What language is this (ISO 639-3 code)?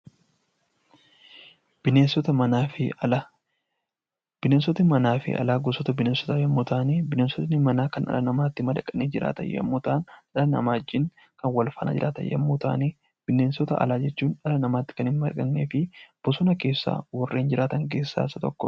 orm